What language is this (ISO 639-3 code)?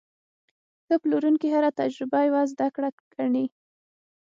pus